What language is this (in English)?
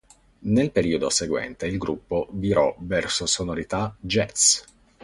Italian